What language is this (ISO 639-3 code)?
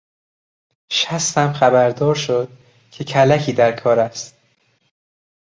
fas